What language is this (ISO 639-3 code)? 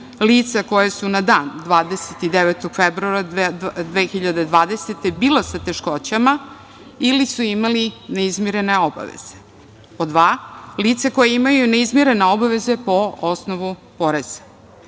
srp